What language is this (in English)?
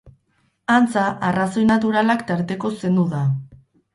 Basque